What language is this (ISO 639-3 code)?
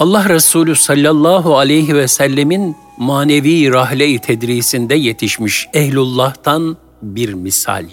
tur